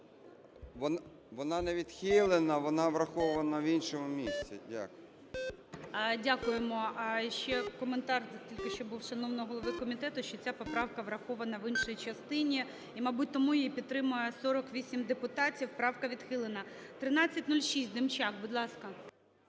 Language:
Ukrainian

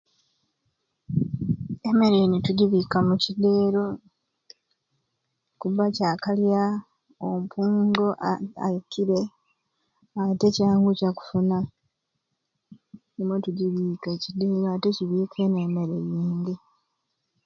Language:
Ruuli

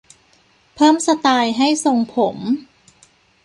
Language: Thai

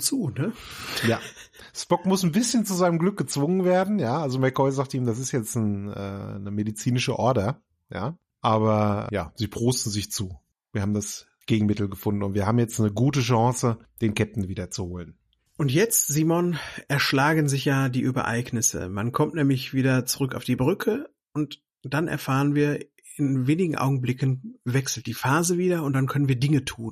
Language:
German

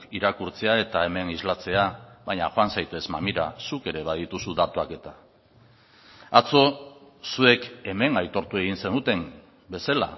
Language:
Basque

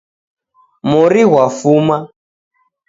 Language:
Taita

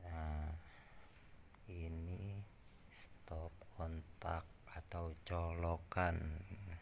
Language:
Indonesian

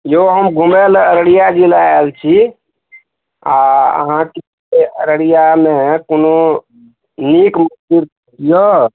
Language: Maithili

